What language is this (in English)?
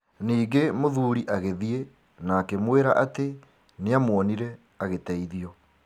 Kikuyu